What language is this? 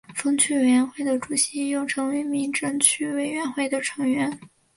Chinese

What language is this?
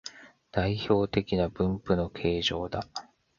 Japanese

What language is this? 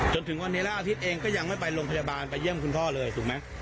Thai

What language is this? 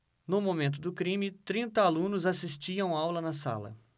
Portuguese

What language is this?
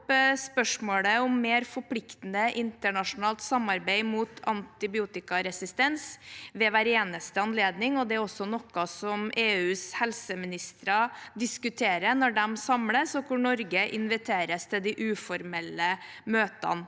Norwegian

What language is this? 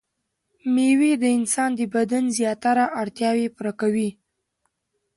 Pashto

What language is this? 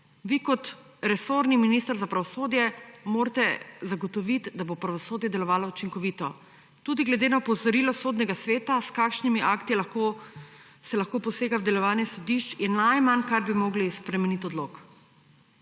Slovenian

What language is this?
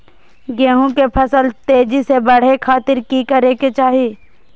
Magahi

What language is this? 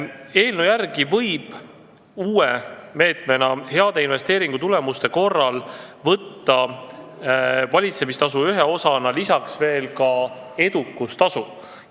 Estonian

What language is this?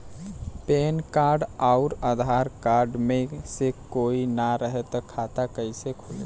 Bhojpuri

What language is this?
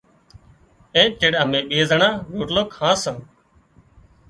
Wadiyara Koli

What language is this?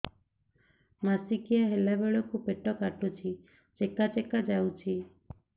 Odia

